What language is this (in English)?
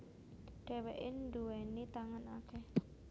Javanese